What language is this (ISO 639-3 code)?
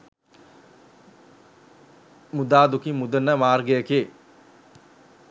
sin